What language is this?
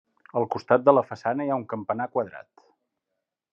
Catalan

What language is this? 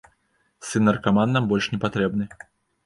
Belarusian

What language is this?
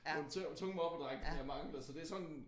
Danish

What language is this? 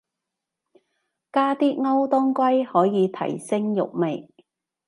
Cantonese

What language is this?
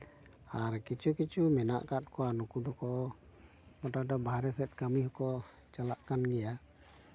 Santali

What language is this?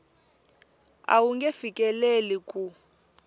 Tsonga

